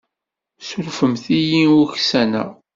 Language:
Kabyle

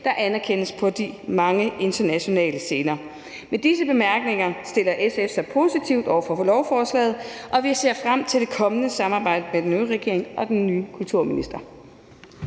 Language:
Danish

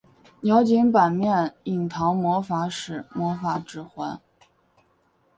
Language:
Chinese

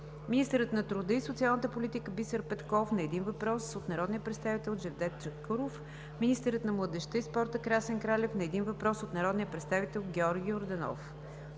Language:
Bulgarian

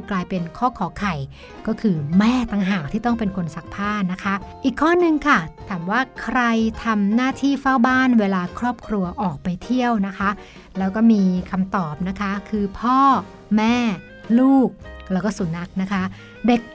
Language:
Thai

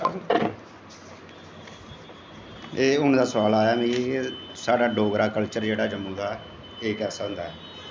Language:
Dogri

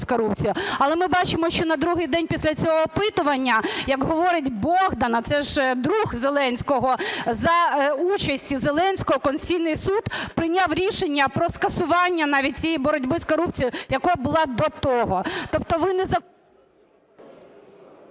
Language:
Ukrainian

